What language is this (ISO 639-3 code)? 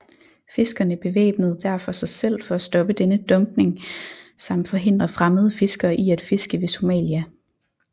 dan